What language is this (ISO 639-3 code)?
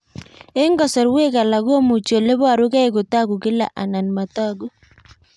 kln